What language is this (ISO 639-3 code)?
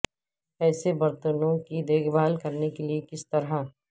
urd